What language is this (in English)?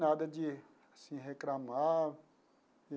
Portuguese